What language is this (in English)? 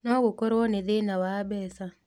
Kikuyu